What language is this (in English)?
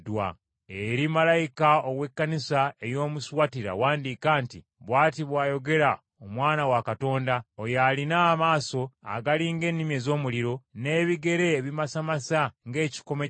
Ganda